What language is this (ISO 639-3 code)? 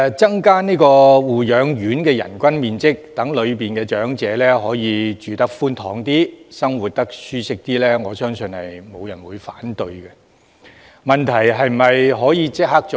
yue